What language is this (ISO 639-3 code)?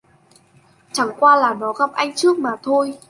vie